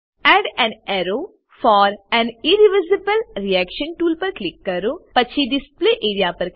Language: Gujarati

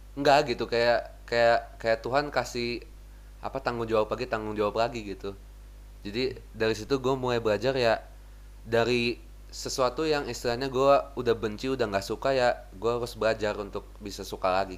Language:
Indonesian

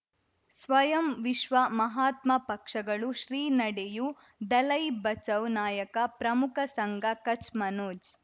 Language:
Kannada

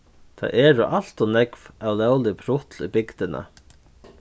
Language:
Faroese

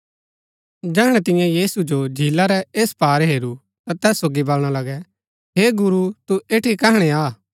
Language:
Gaddi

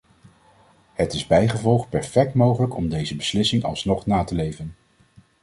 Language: Dutch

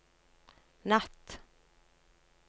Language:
Norwegian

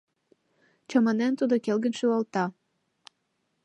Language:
Mari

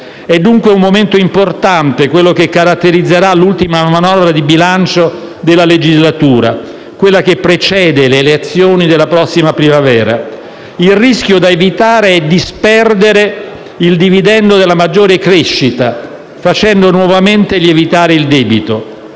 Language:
Italian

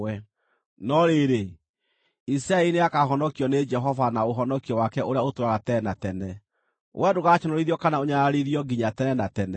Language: Kikuyu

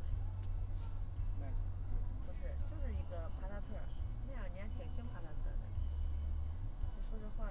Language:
Chinese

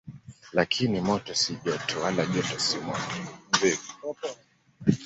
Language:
Swahili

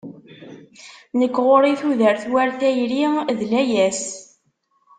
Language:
Kabyle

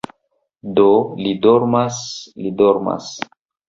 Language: Esperanto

